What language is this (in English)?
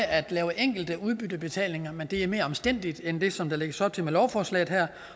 Danish